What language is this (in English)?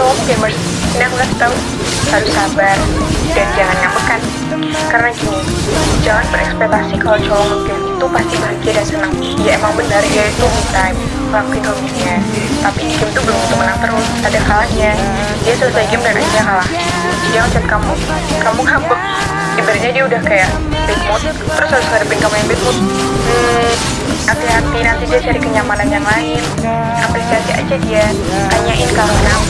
Indonesian